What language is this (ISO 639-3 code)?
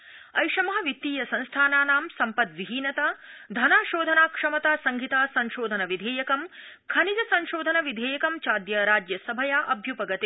san